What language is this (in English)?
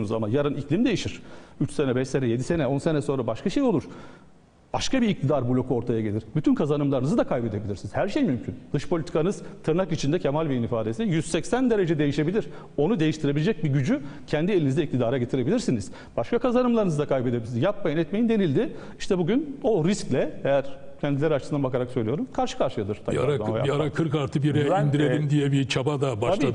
Turkish